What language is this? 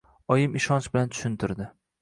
Uzbek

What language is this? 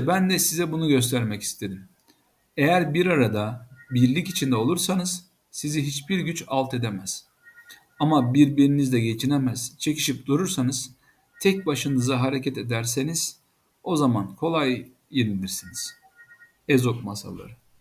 Turkish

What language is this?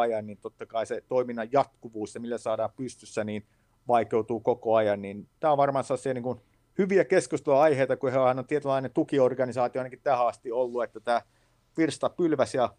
Finnish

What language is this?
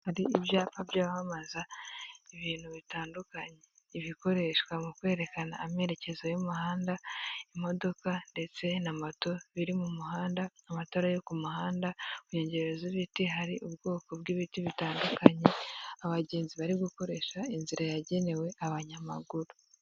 Kinyarwanda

